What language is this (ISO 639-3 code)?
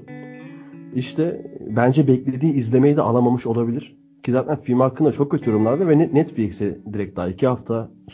tur